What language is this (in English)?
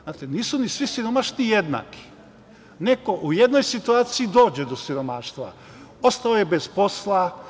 Serbian